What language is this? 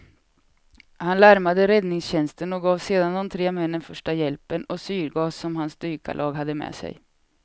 Swedish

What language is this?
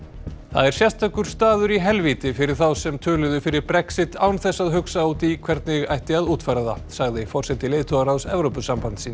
Icelandic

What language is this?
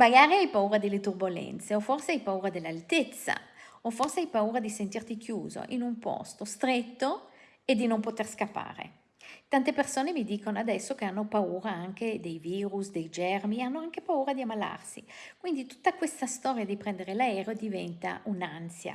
Italian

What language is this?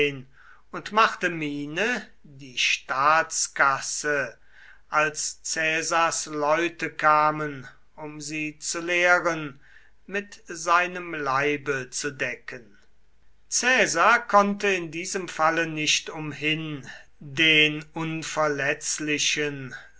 German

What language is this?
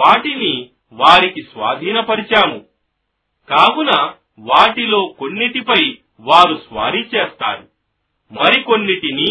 Telugu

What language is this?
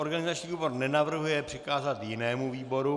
Czech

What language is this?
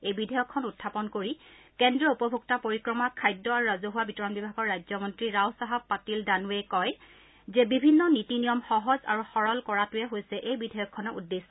Assamese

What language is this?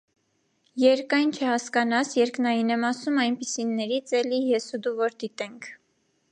Armenian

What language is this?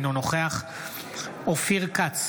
Hebrew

